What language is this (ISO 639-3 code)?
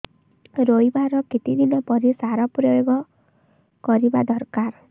ori